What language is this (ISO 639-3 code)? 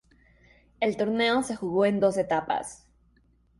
spa